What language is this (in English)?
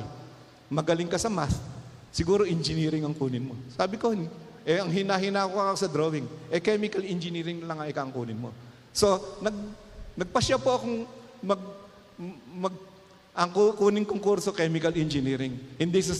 Filipino